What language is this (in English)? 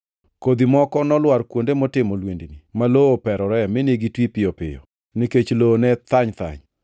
Luo (Kenya and Tanzania)